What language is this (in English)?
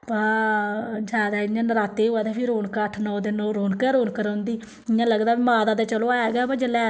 Dogri